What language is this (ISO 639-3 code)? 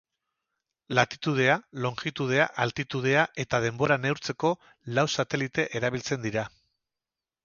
eus